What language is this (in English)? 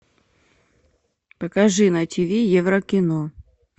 Russian